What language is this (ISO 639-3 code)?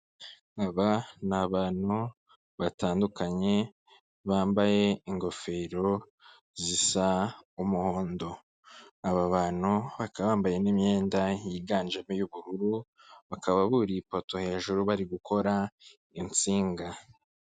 kin